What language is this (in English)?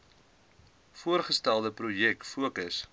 Afrikaans